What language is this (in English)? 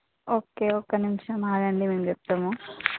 Telugu